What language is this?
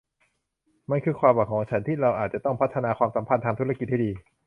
Thai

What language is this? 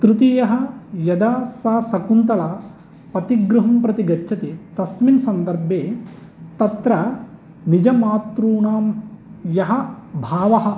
Sanskrit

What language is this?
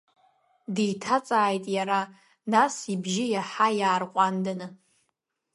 Abkhazian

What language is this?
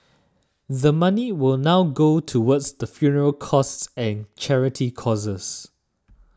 English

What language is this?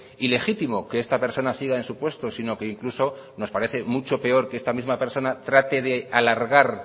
Spanish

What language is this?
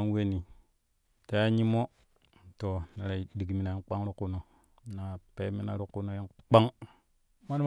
Kushi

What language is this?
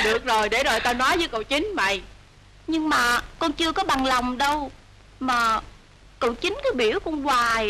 Vietnamese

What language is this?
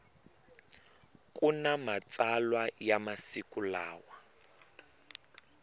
Tsonga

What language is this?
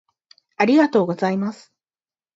Japanese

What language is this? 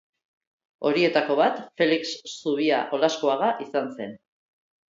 Basque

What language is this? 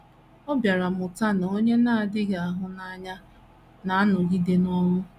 Igbo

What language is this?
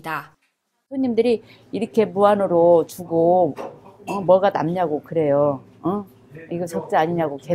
Korean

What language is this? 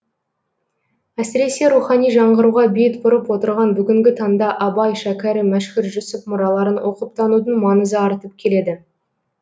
Kazakh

